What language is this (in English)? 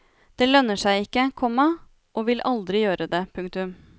Norwegian